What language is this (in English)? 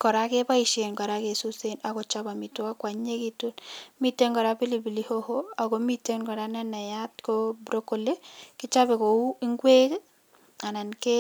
Kalenjin